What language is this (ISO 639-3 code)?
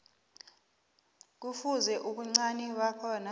nbl